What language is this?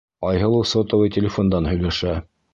Bashkir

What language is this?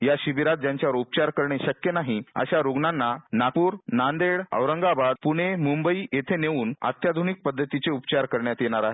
Marathi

